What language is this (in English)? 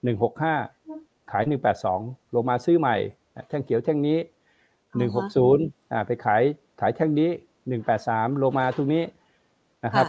Thai